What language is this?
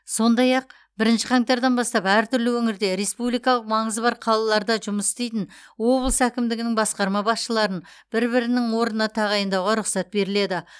Kazakh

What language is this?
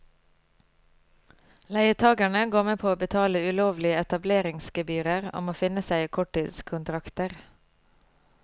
Norwegian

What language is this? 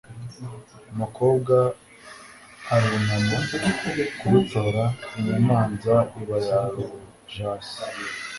Kinyarwanda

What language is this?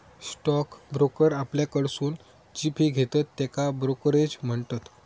Marathi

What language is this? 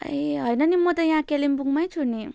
Nepali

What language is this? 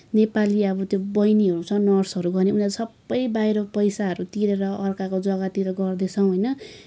Nepali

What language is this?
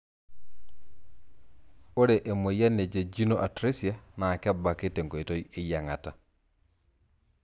Masai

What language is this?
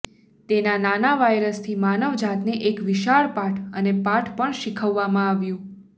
Gujarati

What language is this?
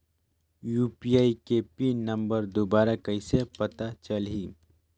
Chhattisgarhi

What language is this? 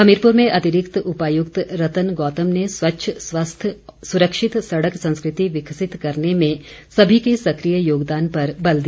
Hindi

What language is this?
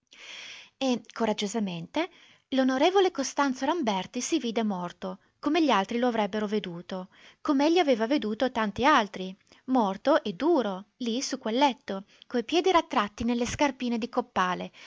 Italian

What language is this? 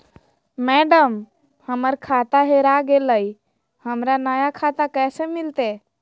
Magahi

